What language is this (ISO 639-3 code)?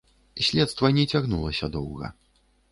bel